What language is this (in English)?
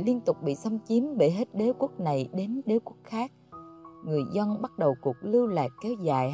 Vietnamese